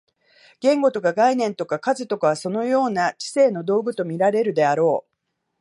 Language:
Japanese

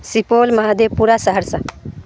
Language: Urdu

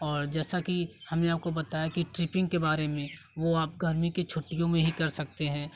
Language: Hindi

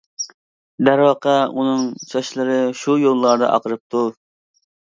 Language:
Uyghur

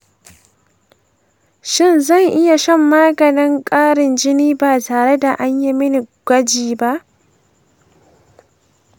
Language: Hausa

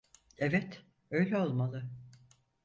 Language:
Turkish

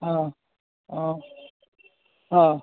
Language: Maithili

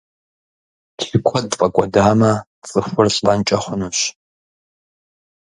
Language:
Kabardian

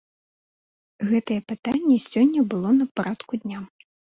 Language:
Belarusian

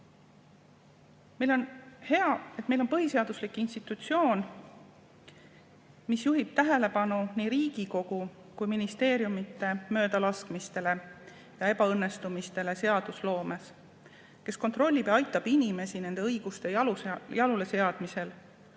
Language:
Estonian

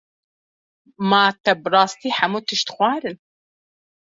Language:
Kurdish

